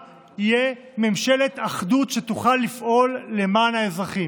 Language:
Hebrew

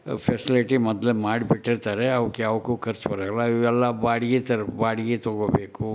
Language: Kannada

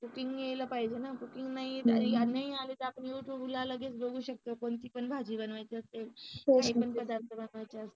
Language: Marathi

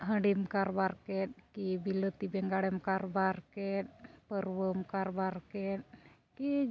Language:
Santali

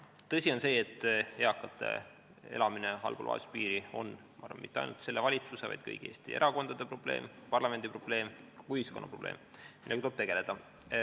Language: Estonian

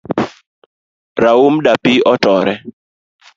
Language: Luo (Kenya and Tanzania)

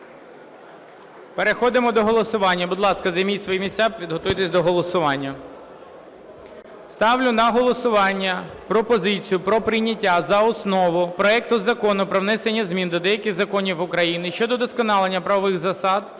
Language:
Ukrainian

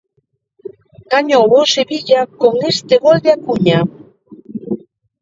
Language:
Galician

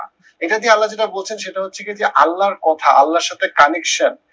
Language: Bangla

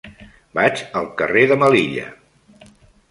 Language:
Catalan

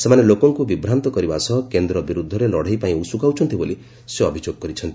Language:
Odia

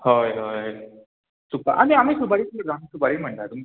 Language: Konkani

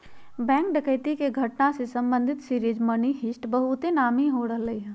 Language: Magahi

